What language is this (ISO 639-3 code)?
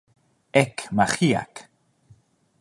epo